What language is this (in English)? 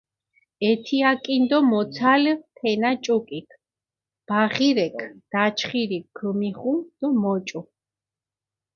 Mingrelian